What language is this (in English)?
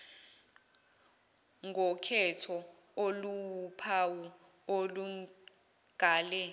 Zulu